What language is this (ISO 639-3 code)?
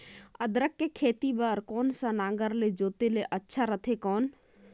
hne